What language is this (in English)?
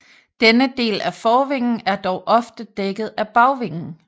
Danish